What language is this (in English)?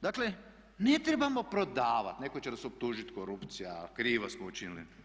Croatian